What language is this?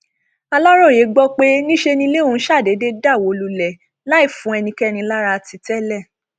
Yoruba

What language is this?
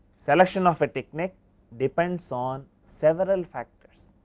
English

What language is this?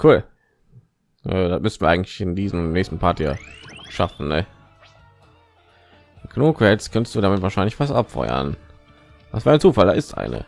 German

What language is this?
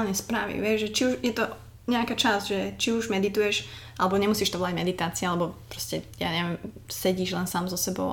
Slovak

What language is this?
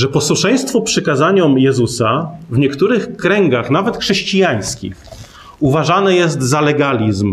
Polish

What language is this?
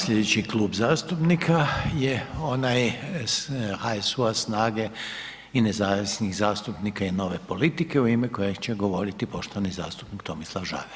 Croatian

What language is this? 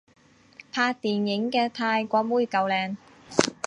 Cantonese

